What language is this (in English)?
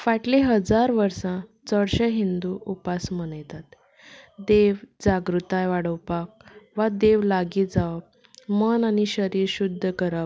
Konkani